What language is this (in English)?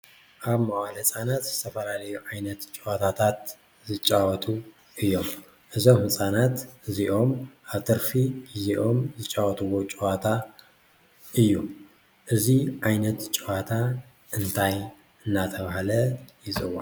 Tigrinya